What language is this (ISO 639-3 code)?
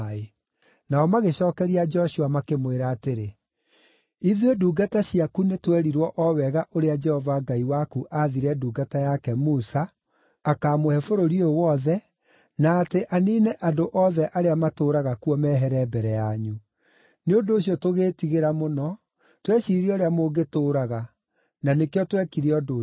kik